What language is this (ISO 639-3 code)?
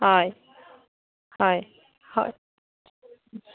asm